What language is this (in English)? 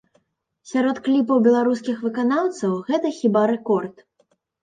Belarusian